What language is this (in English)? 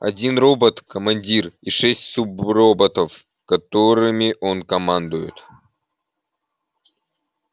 Russian